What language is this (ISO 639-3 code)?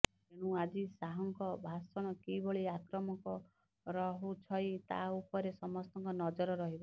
ori